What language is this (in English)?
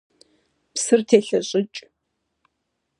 Kabardian